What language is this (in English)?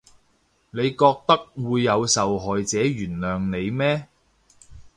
Cantonese